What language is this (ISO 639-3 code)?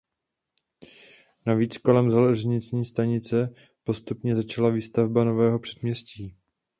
ces